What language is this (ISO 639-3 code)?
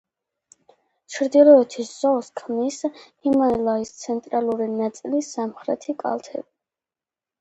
kat